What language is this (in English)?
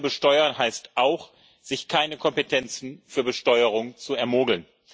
German